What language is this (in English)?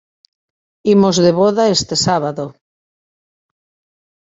Galician